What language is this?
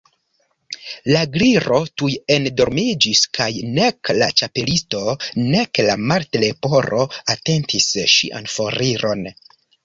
Esperanto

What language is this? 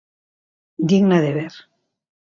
Galician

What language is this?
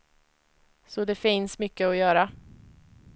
Swedish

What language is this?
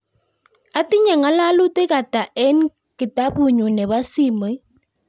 Kalenjin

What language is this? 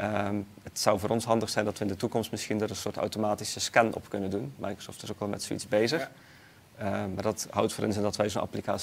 Dutch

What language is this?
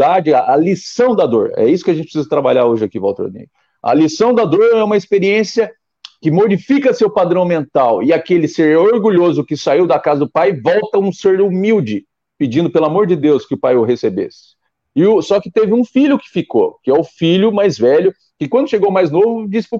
Portuguese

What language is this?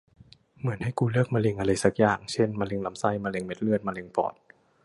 Thai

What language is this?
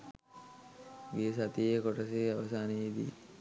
Sinhala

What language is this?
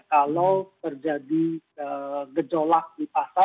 Indonesian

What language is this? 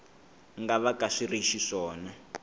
Tsonga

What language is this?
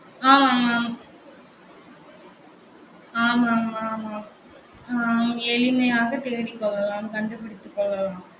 Tamil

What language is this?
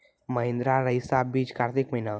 Maithili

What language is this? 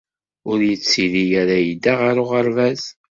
Kabyle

